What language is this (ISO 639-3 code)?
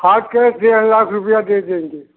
hin